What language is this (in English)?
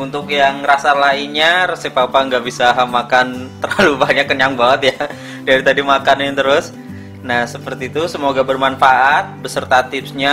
Indonesian